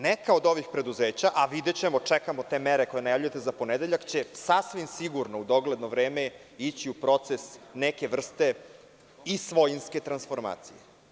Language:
Serbian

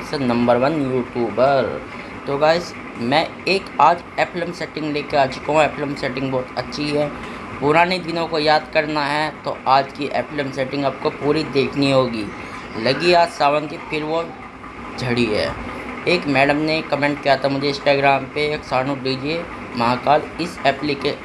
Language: Hindi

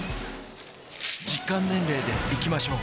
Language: Japanese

